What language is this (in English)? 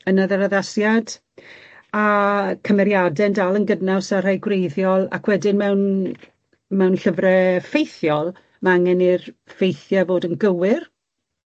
Welsh